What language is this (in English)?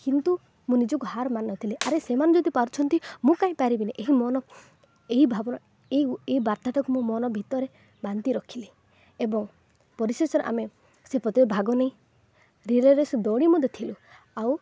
Odia